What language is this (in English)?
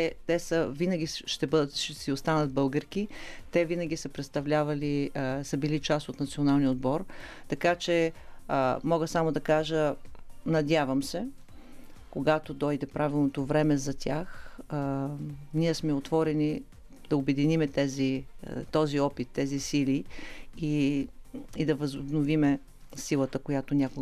Bulgarian